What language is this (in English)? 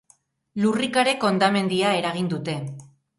Basque